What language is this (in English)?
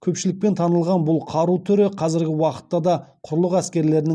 Kazakh